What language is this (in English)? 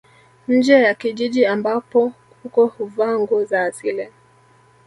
Swahili